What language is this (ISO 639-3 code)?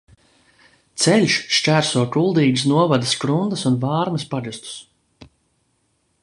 lav